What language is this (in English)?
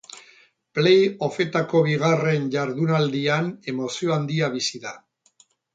Basque